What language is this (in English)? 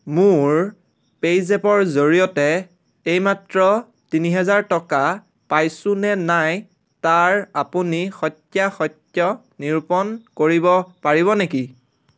Assamese